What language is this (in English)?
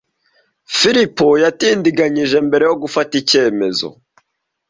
Kinyarwanda